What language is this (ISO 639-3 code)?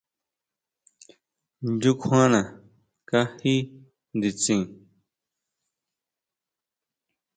mau